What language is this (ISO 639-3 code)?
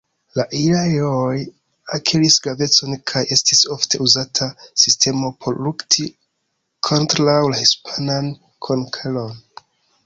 epo